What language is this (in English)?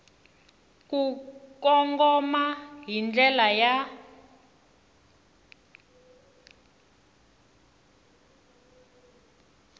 Tsonga